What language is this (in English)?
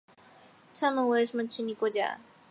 Chinese